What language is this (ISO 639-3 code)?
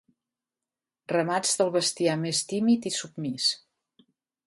cat